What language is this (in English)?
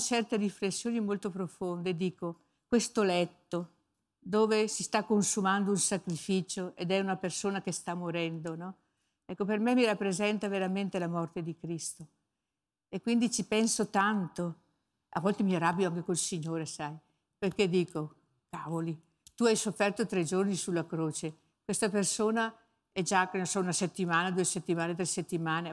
Italian